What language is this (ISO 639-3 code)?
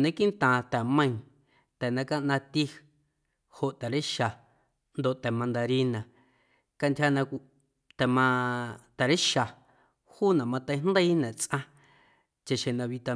amu